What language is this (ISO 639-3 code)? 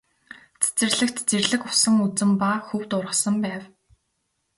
mon